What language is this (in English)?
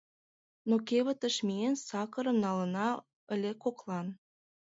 Mari